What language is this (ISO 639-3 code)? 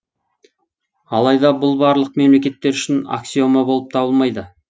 kaz